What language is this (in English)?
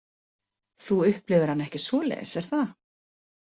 Icelandic